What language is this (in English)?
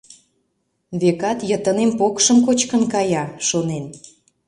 Mari